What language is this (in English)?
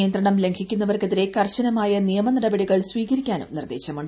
Malayalam